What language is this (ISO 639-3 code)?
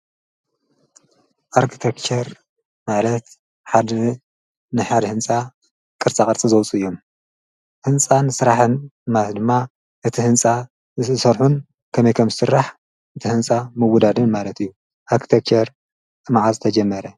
tir